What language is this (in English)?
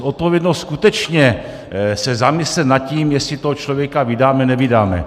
Czech